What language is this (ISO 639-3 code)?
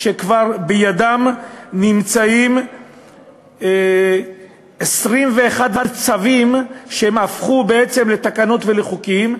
heb